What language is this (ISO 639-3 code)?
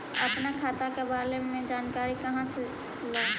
mag